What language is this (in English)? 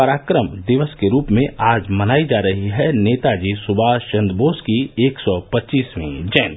Hindi